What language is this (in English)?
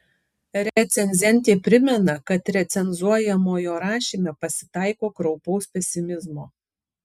Lithuanian